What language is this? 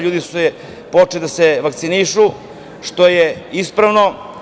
Serbian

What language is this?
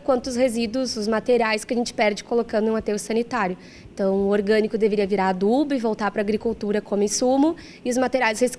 Portuguese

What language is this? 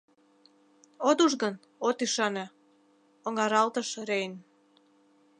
Mari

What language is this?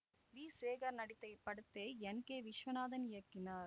Tamil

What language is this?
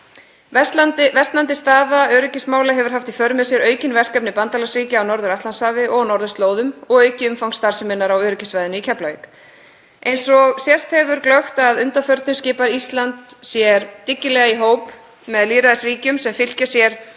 Icelandic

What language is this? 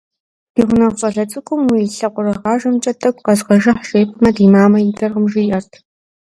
Kabardian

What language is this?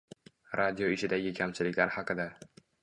Uzbek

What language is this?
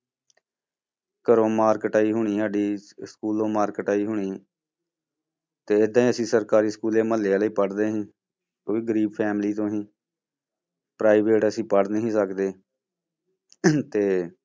Punjabi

